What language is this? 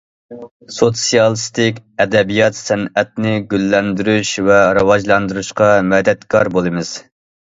Uyghur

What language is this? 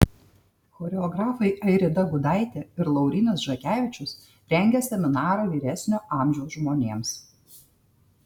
Lithuanian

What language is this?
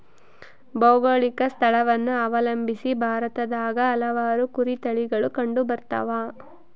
Kannada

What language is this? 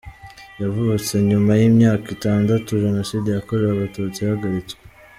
Kinyarwanda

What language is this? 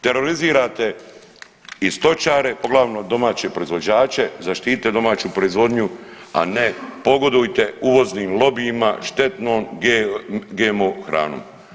Croatian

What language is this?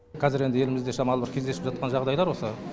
Kazakh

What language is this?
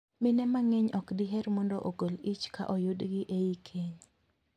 Luo (Kenya and Tanzania)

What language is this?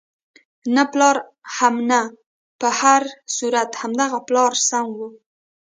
Pashto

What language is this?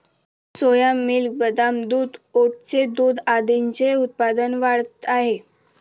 Marathi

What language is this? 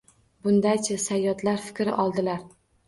Uzbek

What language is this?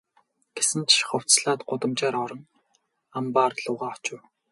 Mongolian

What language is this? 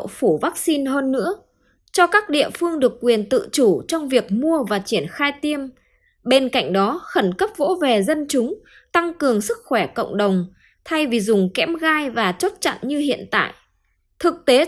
Vietnamese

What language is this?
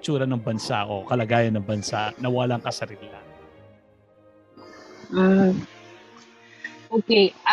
Filipino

